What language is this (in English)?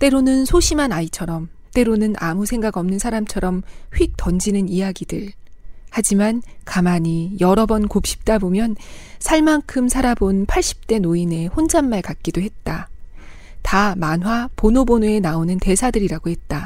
Korean